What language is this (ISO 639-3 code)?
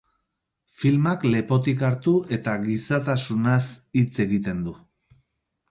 eus